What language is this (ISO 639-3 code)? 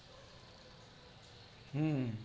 guj